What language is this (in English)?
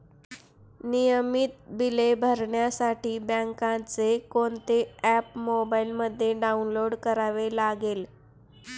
Marathi